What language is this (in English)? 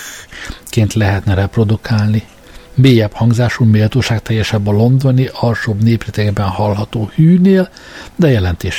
Hungarian